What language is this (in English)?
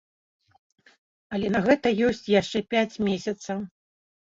Belarusian